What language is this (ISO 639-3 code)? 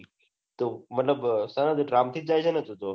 guj